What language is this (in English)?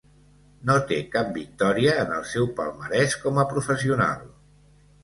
Catalan